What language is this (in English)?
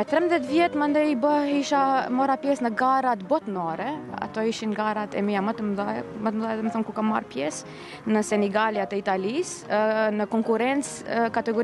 Romanian